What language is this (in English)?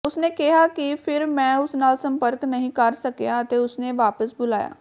Punjabi